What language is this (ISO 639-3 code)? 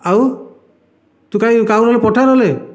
ori